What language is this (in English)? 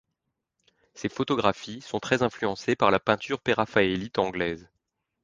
French